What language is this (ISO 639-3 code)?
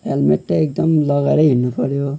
nep